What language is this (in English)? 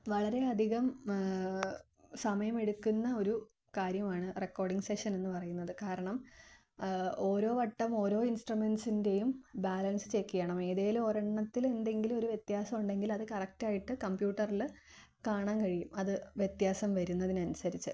Malayalam